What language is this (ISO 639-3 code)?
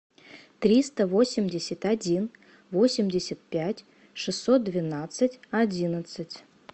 rus